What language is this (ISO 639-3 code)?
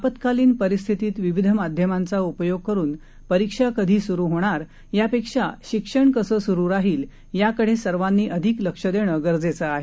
mar